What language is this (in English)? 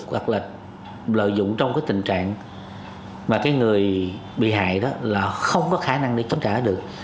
Vietnamese